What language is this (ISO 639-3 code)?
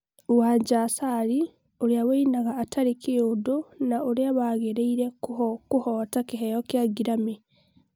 kik